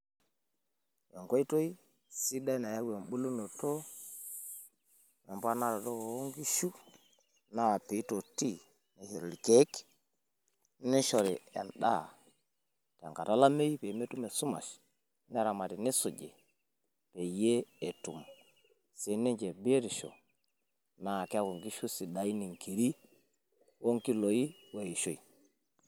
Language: Masai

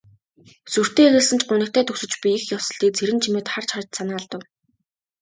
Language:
Mongolian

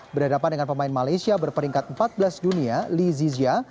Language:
Indonesian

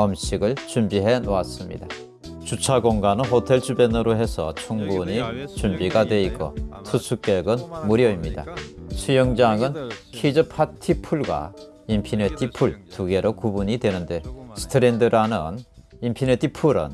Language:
Korean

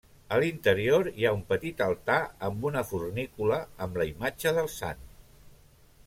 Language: Catalan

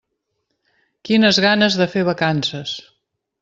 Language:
Catalan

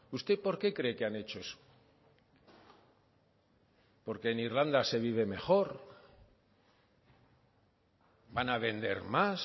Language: Spanish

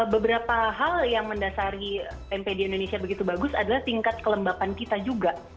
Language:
Indonesian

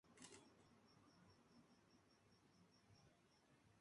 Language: Spanish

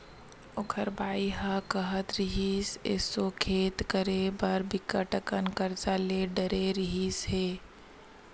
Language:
Chhattisgarhi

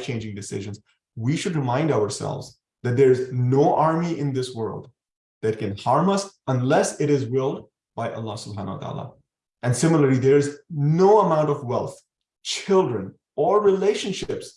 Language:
English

